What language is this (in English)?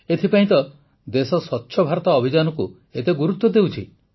Odia